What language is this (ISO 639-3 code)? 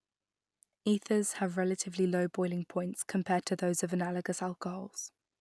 eng